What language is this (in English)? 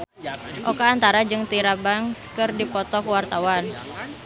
Sundanese